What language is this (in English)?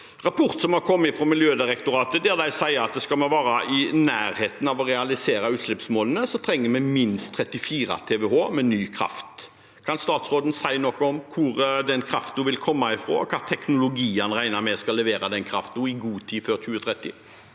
Norwegian